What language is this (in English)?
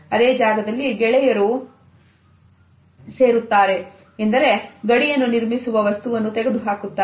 Kannada